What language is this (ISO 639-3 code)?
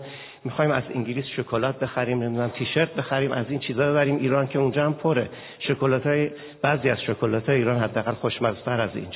fas